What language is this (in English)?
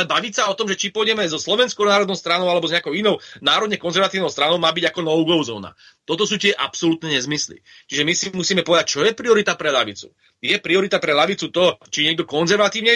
Slovak